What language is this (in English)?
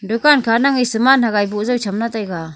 Wancho Naga